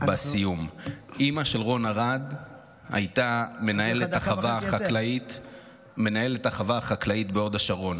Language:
Hebrew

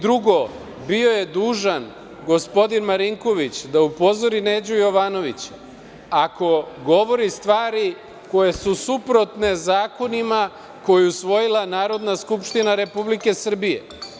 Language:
Serbian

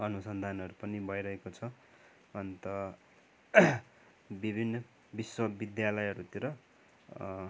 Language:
Nepali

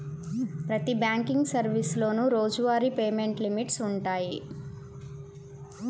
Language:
Telugu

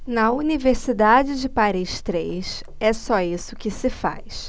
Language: Portuguese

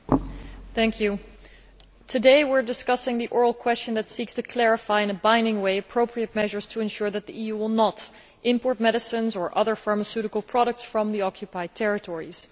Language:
English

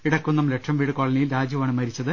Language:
Malayalam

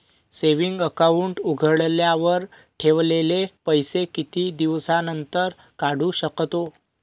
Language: Marathi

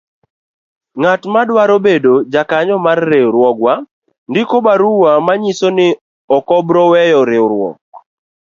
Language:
Luo (Kenya and Tanzania)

